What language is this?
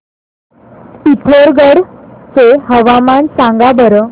Marathi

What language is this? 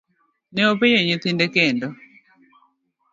Luo (Kenya and Tanzania)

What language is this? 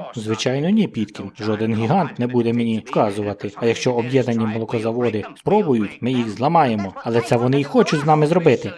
Ukrainian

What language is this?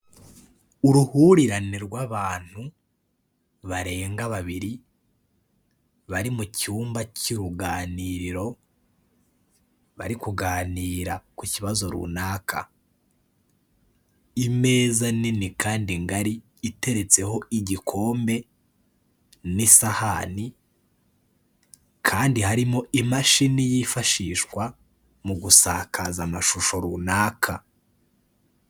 Kinyarwanda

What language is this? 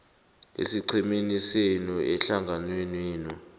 South Ndebele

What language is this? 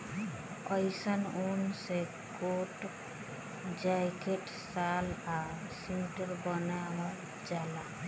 Bhojpuri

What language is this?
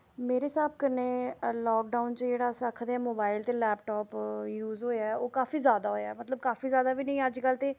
Dogri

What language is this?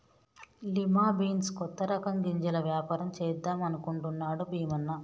Telugu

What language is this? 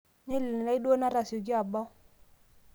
Masai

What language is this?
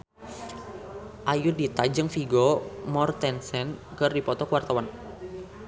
Sundanese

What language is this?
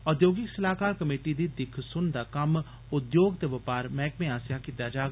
Dogri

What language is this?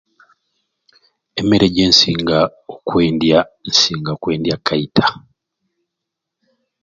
Ruuli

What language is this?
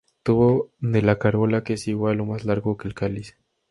Spanish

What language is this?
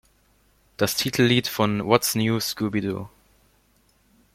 German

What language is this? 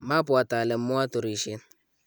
Kalenjin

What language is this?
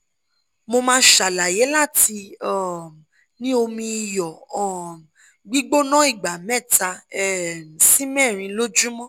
Yoruba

